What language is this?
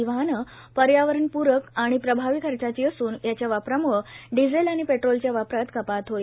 Marathi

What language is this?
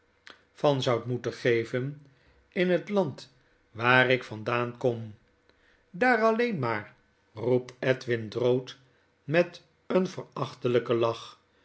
Dutch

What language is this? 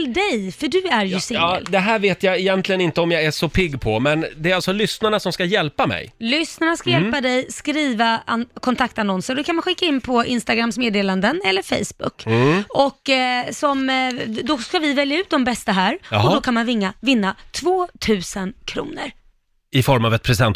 Swedish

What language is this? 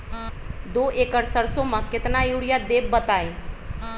Magahi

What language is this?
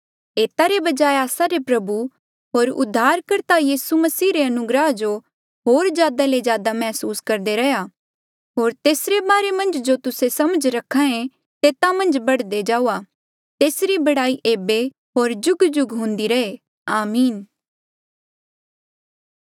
Mandeali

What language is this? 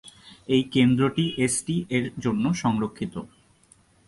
Bangla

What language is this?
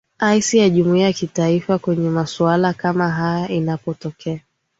Swahili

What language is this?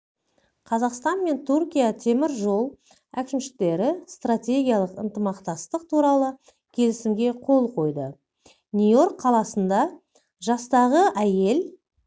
Kazakh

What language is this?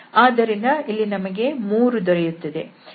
Kannada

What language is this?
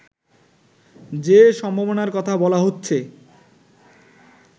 Bangla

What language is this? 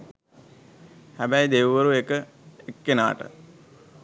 Sinhala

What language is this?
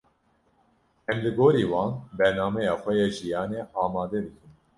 Kurdish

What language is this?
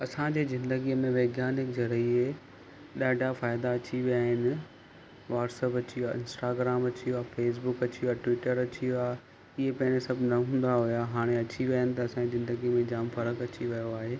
Sindhi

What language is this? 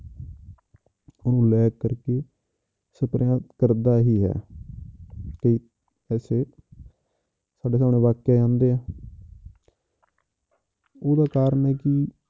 Punjabi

